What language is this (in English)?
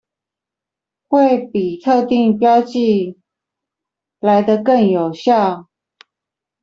Chinese